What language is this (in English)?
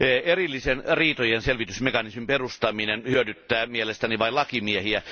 Finnish